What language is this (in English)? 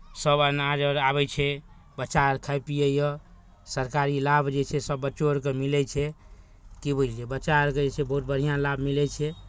Maithili